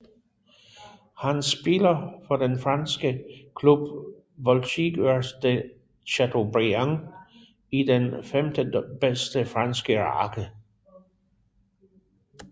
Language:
Danish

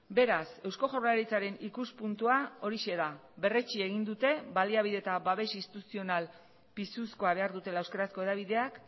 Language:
Basque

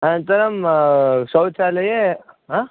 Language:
Sanskrit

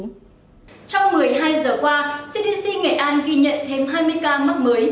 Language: Vietnamese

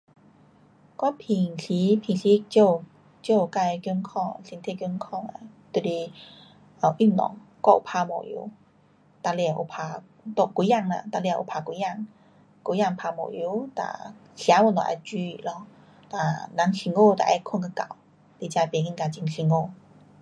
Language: Pu-Xian Chinese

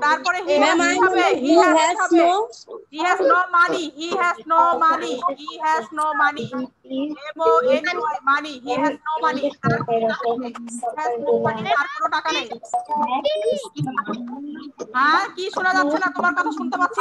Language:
Indonesian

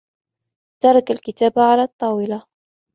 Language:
Arabic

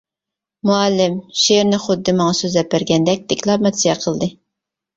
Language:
Uyghur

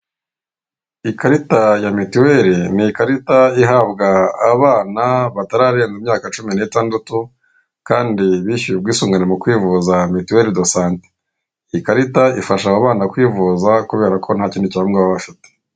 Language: Kinyarwanda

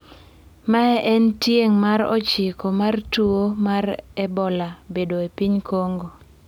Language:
Luo (Kenya and Tanzania)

